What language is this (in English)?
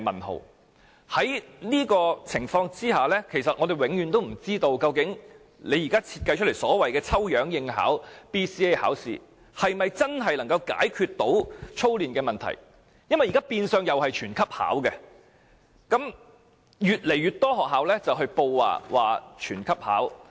Cantonese